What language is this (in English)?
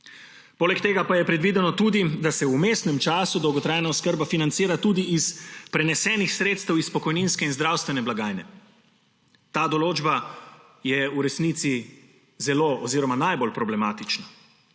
Slovenian